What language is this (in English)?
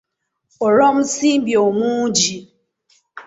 Ganda